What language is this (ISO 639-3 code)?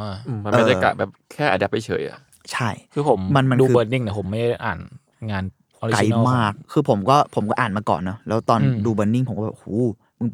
tha